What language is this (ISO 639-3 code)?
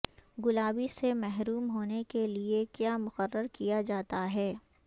urd